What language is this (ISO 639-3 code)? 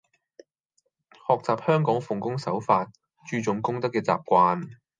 yue